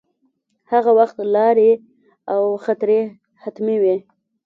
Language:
Pashto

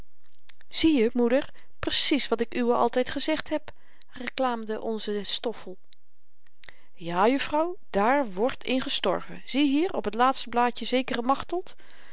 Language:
Dutch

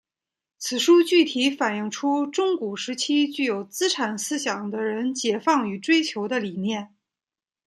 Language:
Chinese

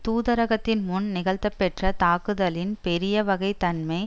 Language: Tamil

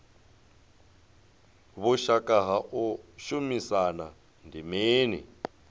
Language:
Venda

